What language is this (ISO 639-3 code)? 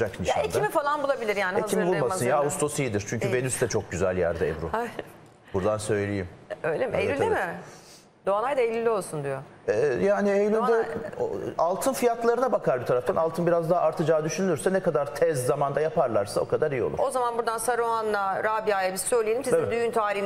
tur